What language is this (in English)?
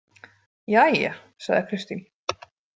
Icelandic